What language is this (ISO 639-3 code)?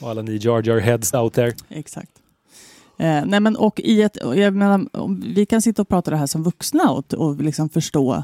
swe